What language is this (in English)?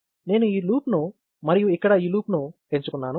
Telugu